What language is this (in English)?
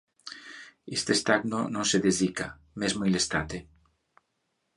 Interlingua